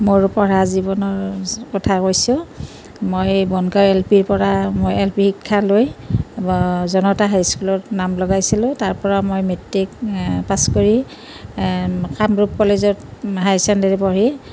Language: Assamese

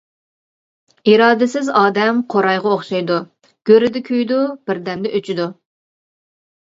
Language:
Uyghur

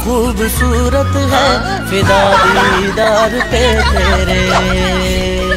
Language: Vietnamese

